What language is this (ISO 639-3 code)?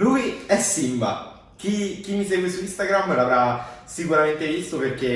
ita